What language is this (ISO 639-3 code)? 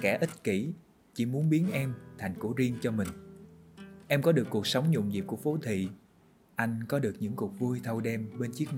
vie